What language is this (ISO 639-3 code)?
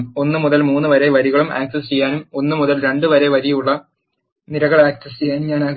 mal